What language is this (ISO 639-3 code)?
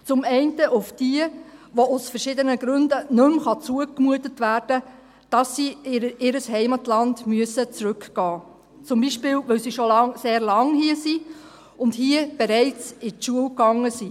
gsw